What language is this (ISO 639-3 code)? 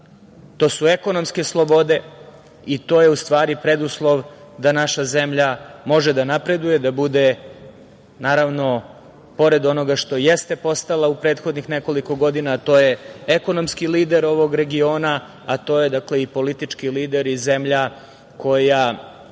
srp